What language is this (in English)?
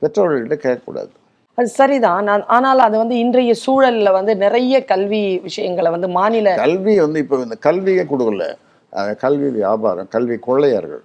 Tamil